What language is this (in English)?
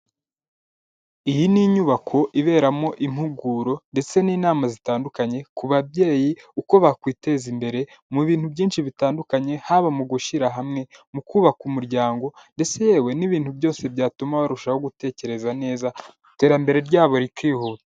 Kinyarwanda